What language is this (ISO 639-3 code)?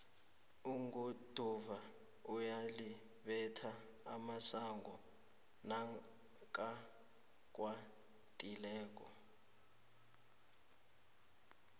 nbl